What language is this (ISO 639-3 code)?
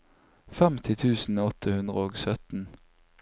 nor